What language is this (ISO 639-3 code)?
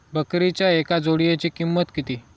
mar